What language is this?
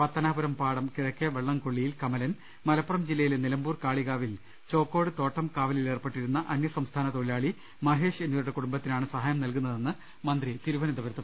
Malayalam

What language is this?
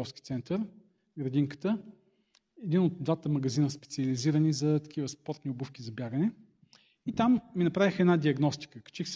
Bulgarian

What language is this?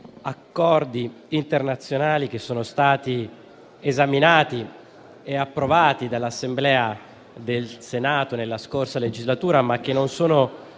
Italian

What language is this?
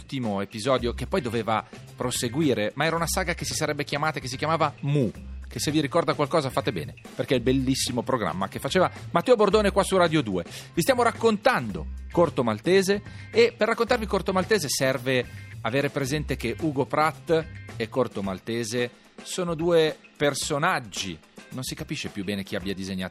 Italian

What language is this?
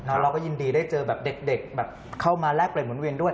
Thai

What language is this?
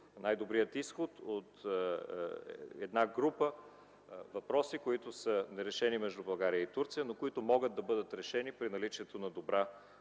Bulgarian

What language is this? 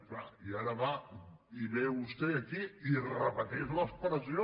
Catalan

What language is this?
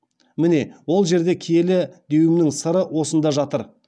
Kazakh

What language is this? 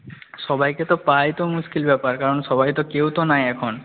Bangla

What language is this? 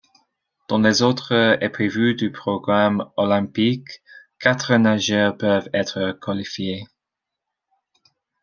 French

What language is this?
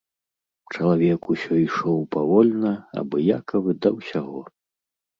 Belarusian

